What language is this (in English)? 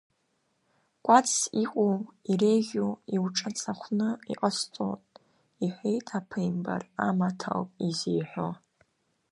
Abkhazian